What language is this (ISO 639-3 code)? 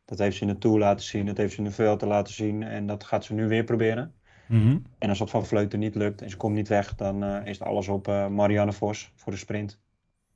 nld